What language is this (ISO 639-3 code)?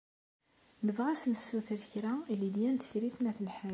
kab